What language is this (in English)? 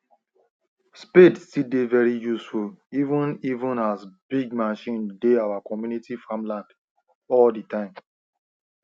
Nigerian Pidgin